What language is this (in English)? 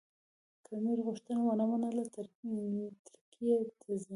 Pashto